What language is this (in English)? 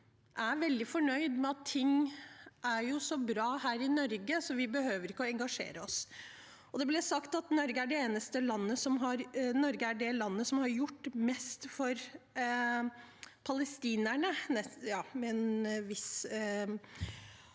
Norwegian